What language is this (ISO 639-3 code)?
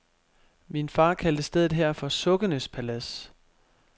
dan